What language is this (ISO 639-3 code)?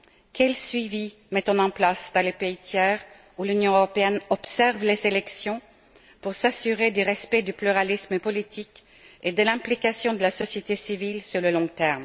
fra